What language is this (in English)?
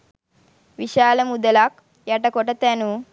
Sinhala